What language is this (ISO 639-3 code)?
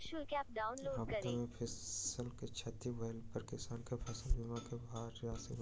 mai